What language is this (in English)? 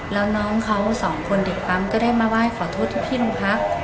Thai